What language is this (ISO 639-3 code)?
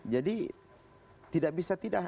ind